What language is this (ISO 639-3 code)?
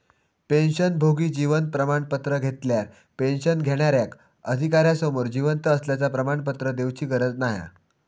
mar